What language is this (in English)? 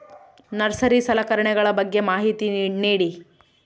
Kannada